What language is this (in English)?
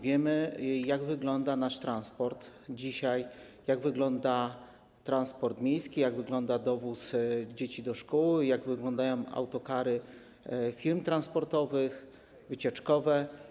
Polish